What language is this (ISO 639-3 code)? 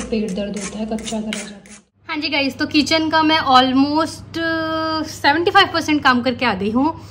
hin